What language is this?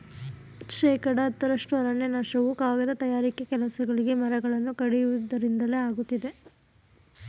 Kannada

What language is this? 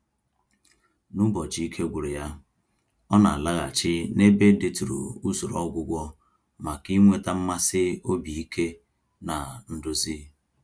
Igbo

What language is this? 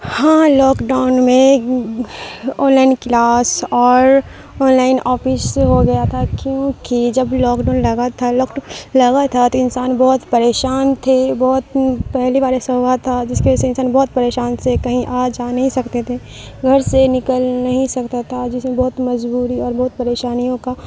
Urdu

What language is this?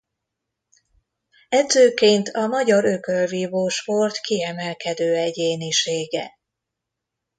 Hungarian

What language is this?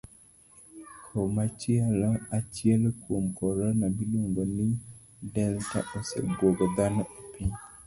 Luo (Kenya and Tanzania)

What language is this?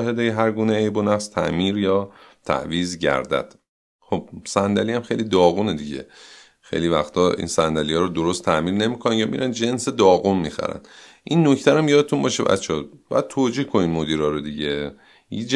Persian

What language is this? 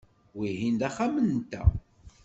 Kabyle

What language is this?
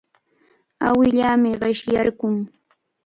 Cajatambo North Lima Quechua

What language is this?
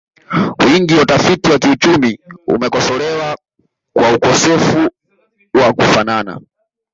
Swahili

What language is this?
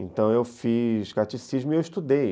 Portuguese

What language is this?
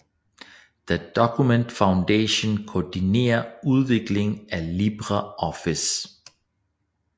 Danish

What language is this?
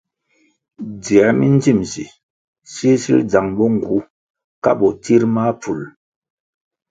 Kwasio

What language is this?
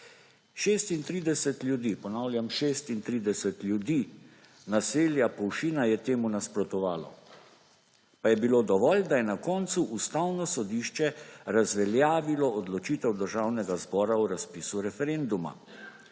Slovenian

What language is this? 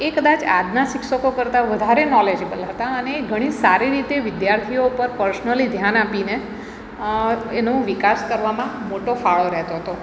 Gujarati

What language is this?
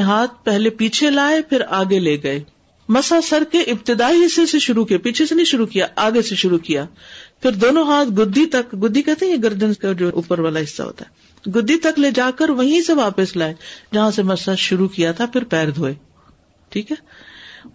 Urdu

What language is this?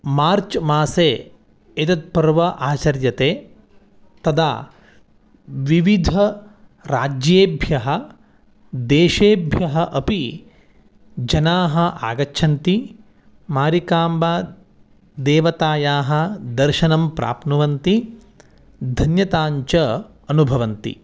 Sanskrit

